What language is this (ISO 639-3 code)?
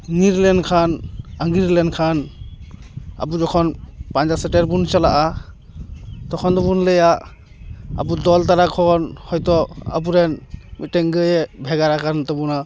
sat